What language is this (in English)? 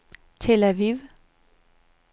Danish